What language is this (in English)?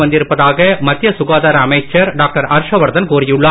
Tamil